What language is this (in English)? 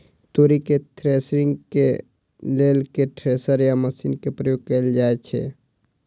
Maithili